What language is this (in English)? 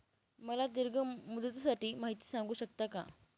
Marathi